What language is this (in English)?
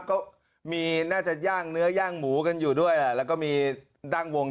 Thai